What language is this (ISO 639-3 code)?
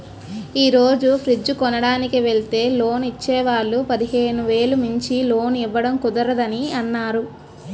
tel